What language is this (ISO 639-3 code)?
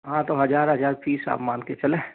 hin